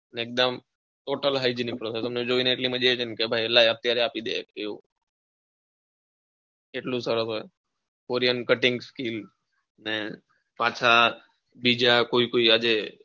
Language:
Gujarati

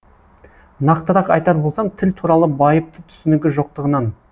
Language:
Kazakh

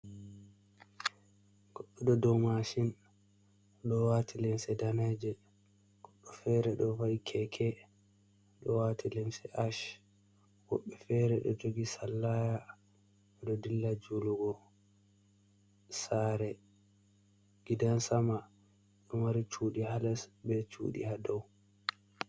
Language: Fula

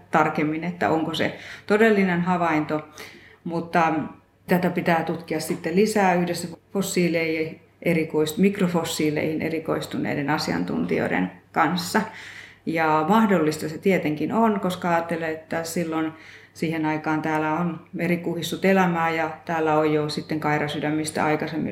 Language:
Finnish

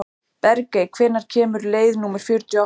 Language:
Icelandic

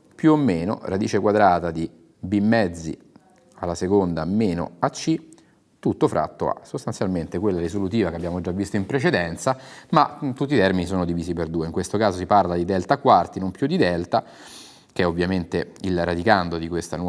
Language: Italian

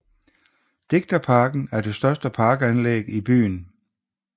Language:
Danish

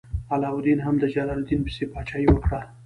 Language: Pashto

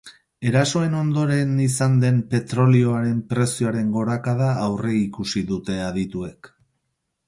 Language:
Basque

